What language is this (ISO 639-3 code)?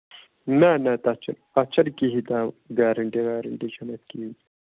kas